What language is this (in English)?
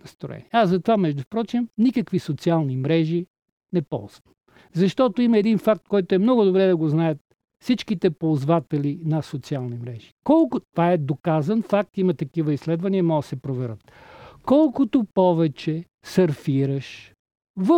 Bulgarian